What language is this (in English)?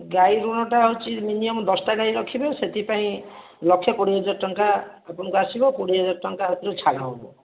Odia